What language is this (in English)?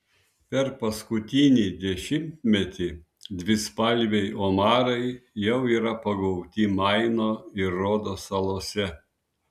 Lithuanian